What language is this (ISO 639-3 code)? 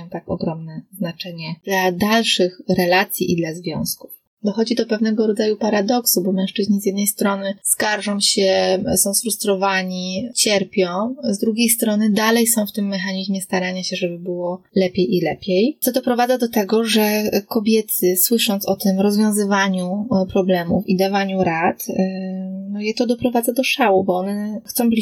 pol